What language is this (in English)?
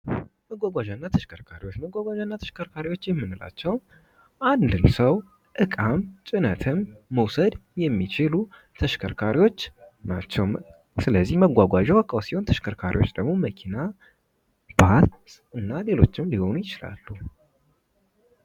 Amharic